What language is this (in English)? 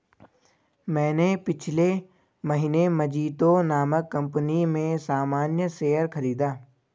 Hindi